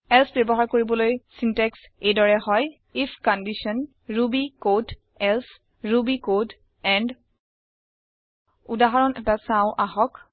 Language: Assamese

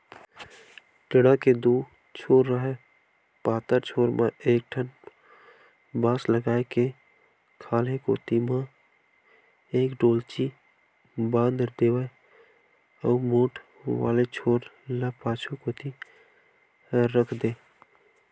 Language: Chhattisgarhi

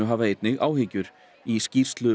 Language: Icelandic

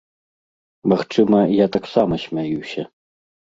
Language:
Belarusian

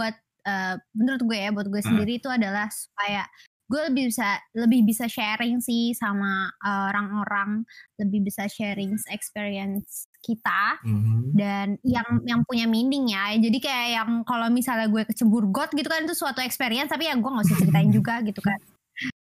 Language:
Indonesian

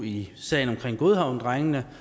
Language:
Danish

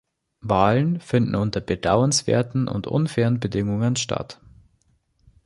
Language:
German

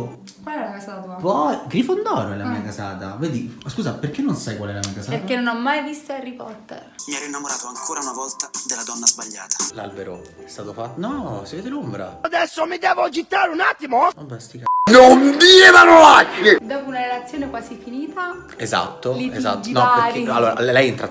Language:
Italian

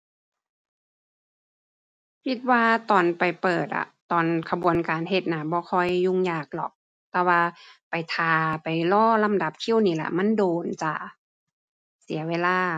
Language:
Thai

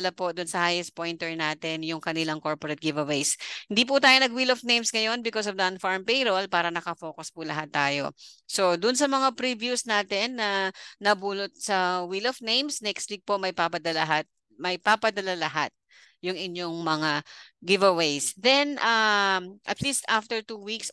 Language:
Filipino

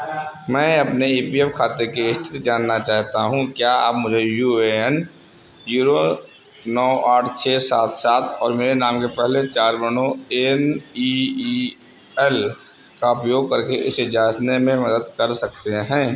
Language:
Hindi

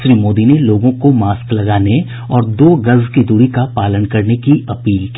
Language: Hindi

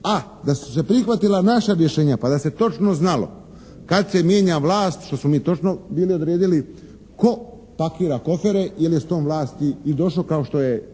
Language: Croatian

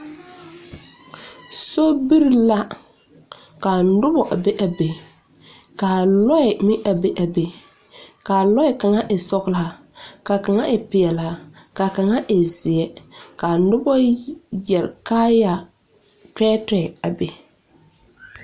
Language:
Southern Dagaare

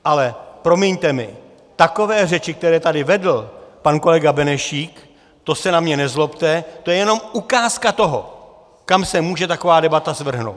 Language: Czech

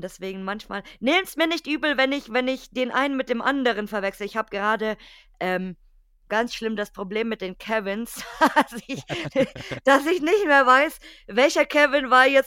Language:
German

